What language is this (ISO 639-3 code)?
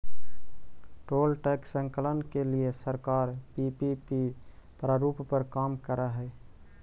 mag